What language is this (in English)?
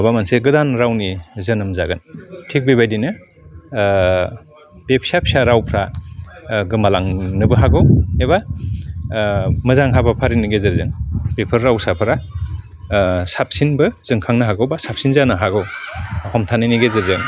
Bodo